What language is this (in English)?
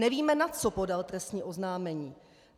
Czech